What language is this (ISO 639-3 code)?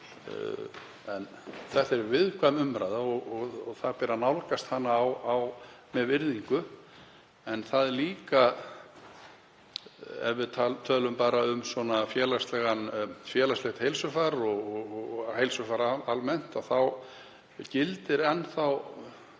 isl